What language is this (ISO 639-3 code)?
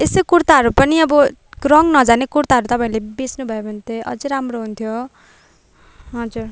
nep